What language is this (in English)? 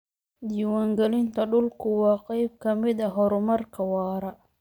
Somali